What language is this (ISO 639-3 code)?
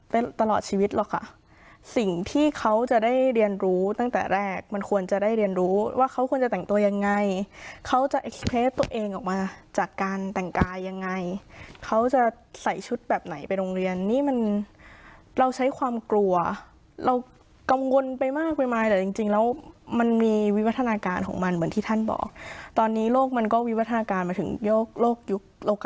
tha